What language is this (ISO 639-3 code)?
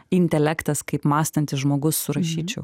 lit